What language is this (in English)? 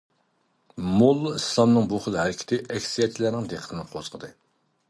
Uyghur